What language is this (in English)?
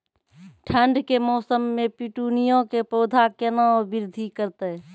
Maithili